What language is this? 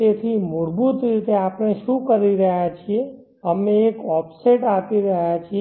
Gujarati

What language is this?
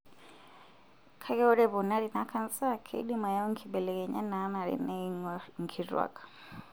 Masai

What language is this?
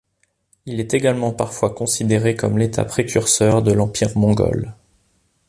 French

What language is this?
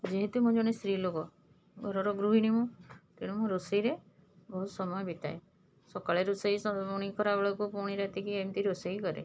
Odia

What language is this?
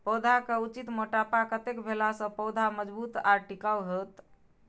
Maithili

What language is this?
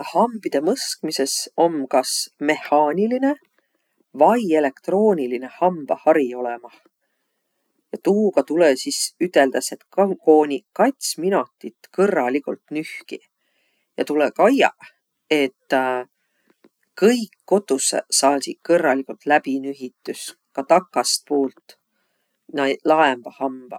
Võro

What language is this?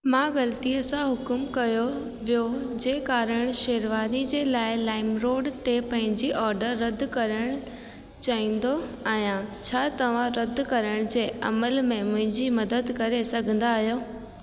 Sindhi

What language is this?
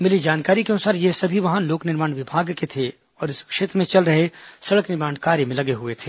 Hindi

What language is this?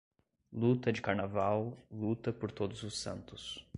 Portuguese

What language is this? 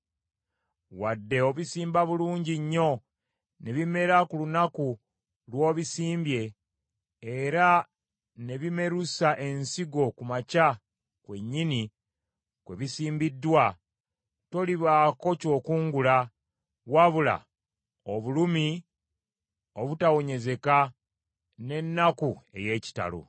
Ganda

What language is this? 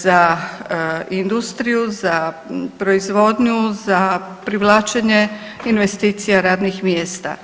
Croatian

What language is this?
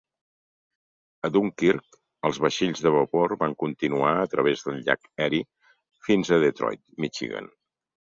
Catalan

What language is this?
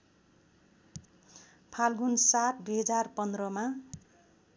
Nepali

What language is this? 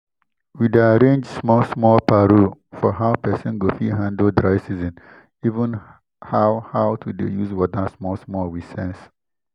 Nigerian Pidgin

